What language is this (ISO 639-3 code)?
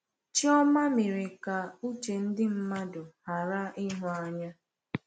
ibo